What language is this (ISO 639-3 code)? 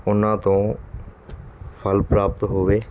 pan